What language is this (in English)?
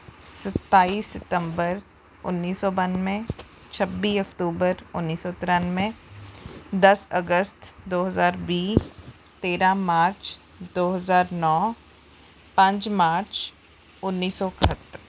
Punjabi